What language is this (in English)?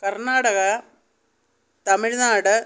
Malayalam